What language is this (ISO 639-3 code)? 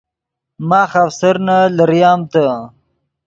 ydg